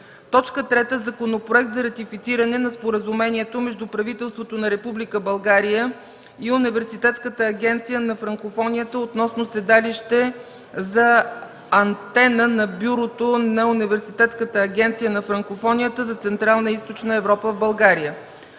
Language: Bulgarian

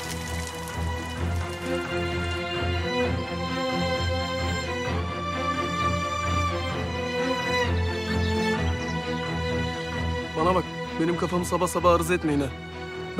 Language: Turkish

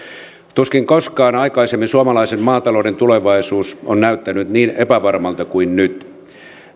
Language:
Finnish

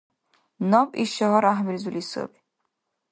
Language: Dargwa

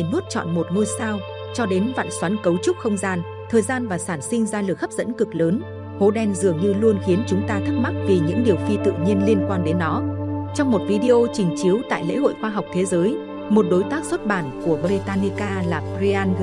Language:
Vietnamese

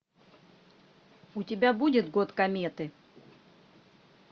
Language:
Russian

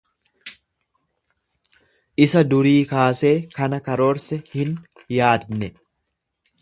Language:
Oromo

